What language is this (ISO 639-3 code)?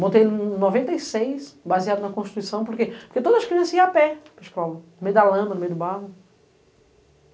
por